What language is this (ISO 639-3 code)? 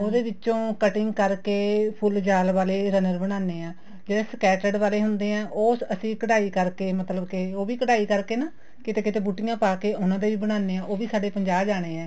pan